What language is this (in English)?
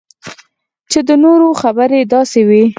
Pashto